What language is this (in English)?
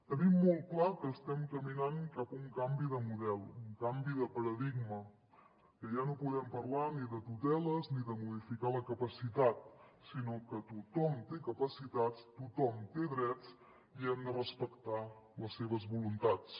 Catalan